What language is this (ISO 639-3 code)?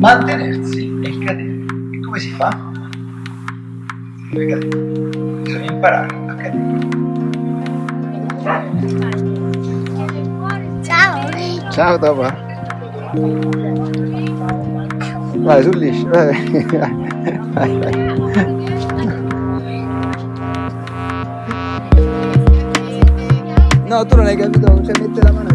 ita